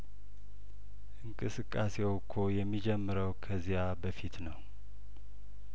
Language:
Amharic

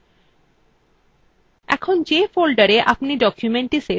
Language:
Bangla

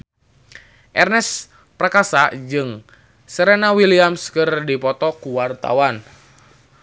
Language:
Sundanese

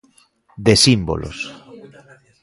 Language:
Galician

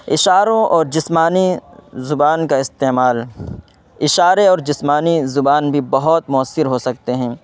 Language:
Urdu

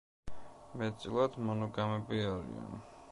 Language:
Georgian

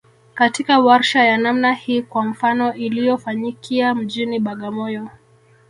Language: Swahili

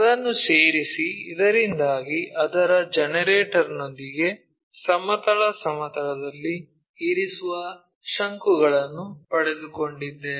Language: Kannada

